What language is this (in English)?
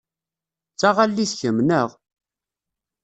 Kabyle